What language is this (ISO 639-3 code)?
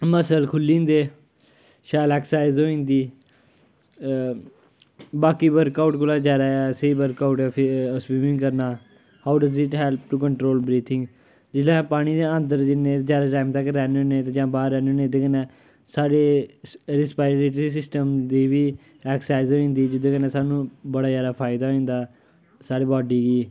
doi